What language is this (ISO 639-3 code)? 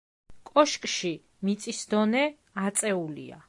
kat